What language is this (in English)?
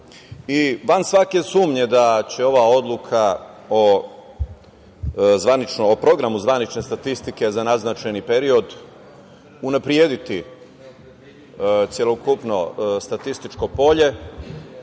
Serbian